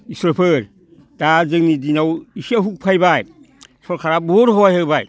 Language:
Bodo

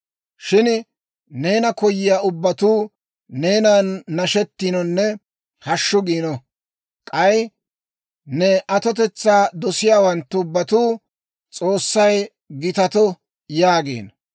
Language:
Dawro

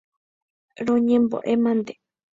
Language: Guarani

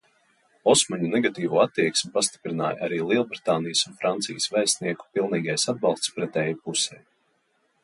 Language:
Latvian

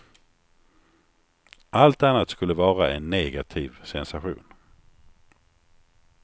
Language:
Swedish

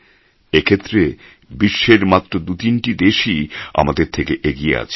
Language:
Bangla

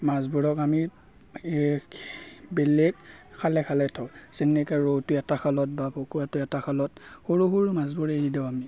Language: Assamese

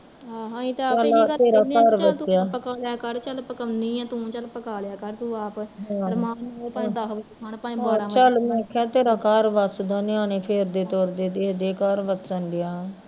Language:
Punjabi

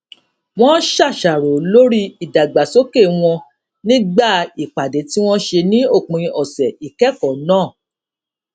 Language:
Yoruba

